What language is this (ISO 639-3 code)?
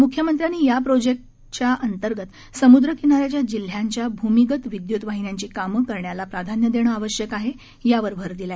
mar